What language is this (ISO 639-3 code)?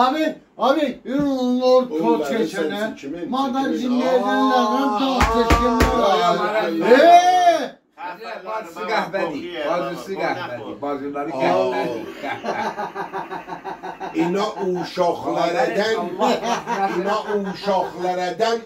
fas